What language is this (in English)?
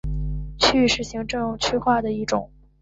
Chinese